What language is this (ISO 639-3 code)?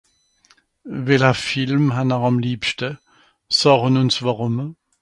gsw